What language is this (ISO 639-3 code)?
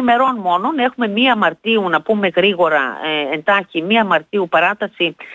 ell